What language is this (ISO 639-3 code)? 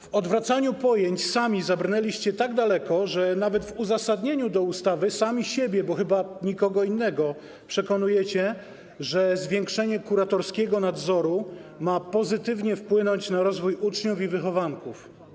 pol